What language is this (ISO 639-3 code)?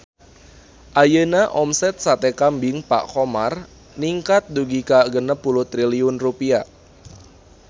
sun